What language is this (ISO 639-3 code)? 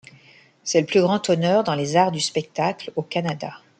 fra